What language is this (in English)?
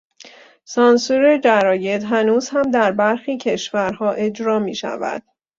Persian